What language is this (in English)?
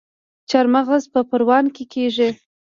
Pashto